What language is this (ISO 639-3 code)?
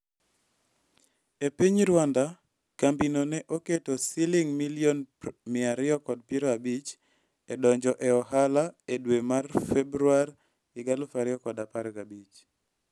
luo